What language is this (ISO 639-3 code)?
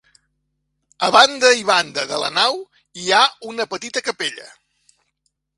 cat